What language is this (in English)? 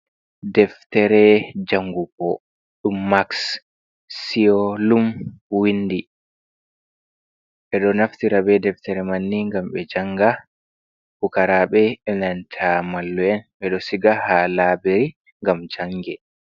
Fula